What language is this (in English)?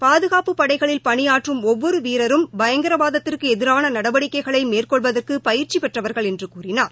Tamil